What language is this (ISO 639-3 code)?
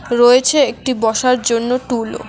ben